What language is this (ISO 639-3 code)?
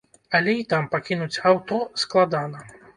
bel